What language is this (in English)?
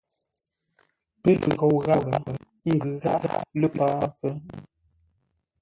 Ngombale